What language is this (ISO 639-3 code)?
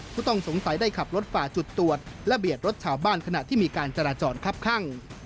tha